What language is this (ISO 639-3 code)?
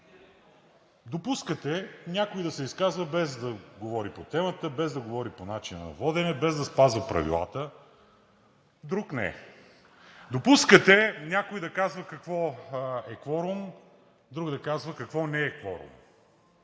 bul